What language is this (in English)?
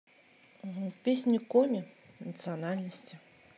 Russian